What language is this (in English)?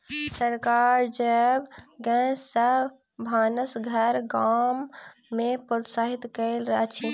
Maithili